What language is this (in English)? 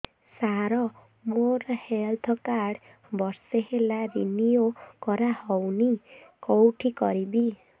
Odia